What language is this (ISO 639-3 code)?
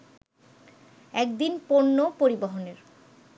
ben